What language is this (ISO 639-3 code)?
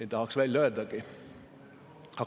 est